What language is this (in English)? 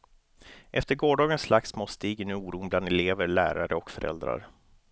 Swedish